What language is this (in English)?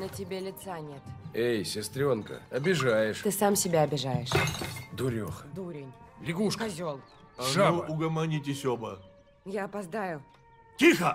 Russian